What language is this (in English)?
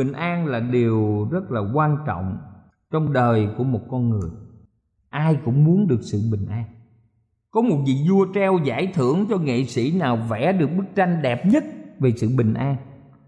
Vietnamese